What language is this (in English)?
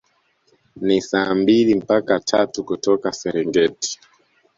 Swahili